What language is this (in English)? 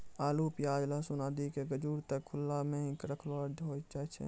Maithili